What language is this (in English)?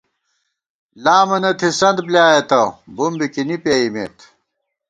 Gawar-Bati